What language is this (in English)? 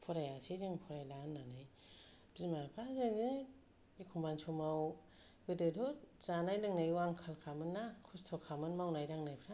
Bodo